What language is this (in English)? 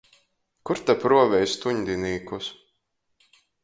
Latgalian